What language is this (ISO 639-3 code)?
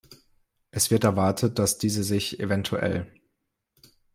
deu